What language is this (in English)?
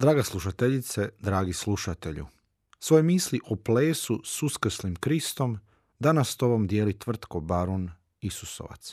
Croatian